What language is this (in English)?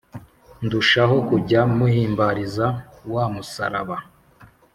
Kinyarwanda